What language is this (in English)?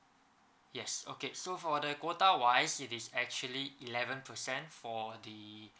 English